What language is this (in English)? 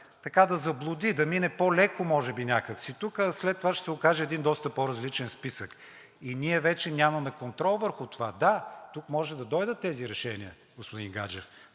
Bulgarian